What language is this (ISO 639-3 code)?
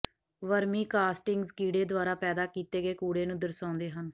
pan